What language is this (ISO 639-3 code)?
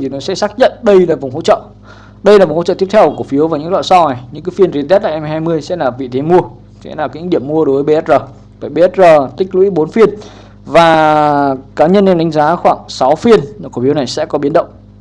vie